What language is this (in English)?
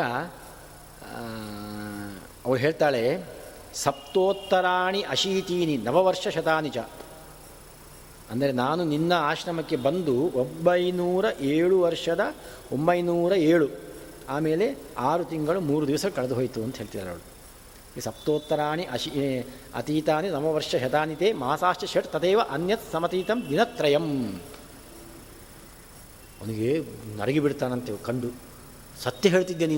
Kannada